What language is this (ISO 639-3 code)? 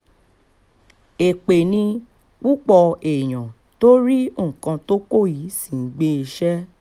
yor